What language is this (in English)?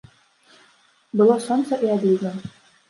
Belarusian